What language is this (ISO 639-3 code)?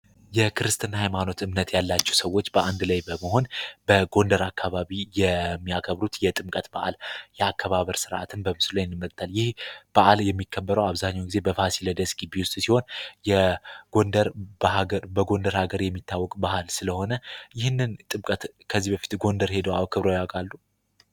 amh